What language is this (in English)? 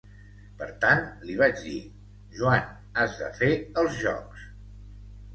Catalan